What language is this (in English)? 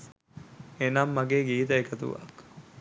Sinhala